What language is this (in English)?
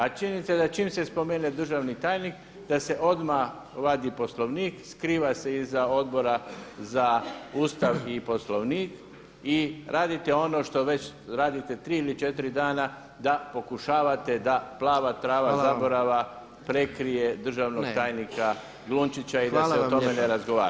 Croatian